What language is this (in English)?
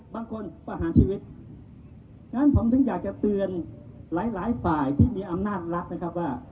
Thai